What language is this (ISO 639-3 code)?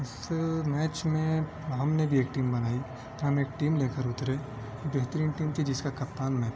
urd